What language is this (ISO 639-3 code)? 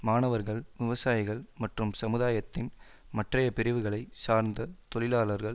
tam